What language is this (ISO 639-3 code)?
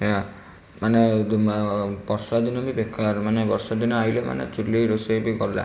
ori